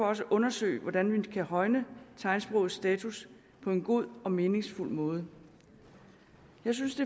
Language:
Danish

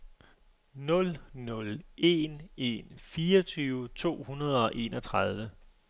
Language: Danish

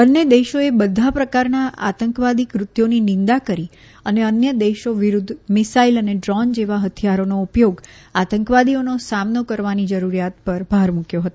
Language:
Gujarati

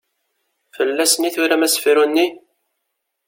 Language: Kabyle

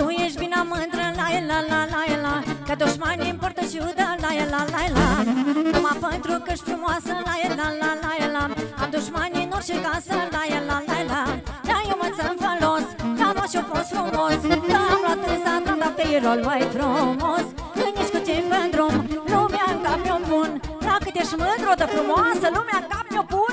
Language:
Romanian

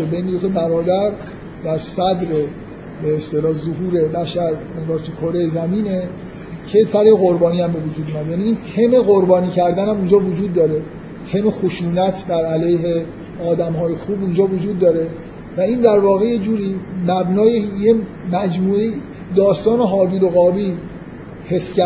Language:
Persian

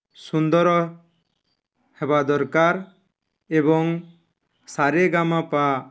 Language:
Odia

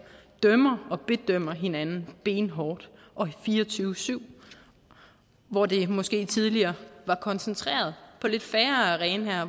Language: Danish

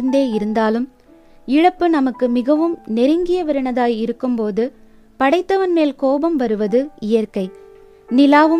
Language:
Tamil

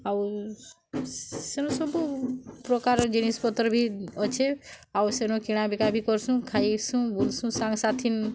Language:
Odia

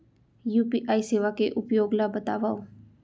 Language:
Chhattisgarhi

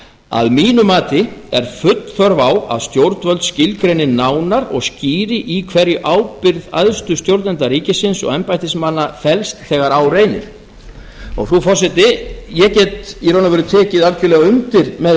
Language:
Icelandic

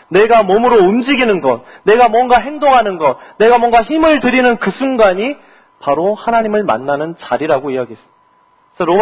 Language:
Korean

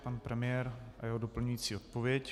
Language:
Czech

